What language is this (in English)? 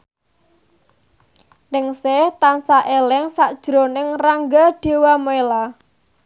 Javanese